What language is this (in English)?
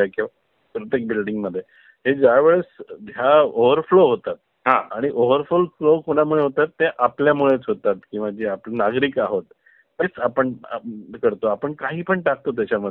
Marathi